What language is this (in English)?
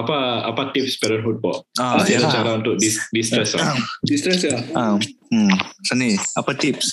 Malay